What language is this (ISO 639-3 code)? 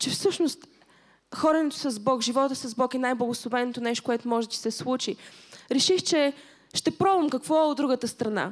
bul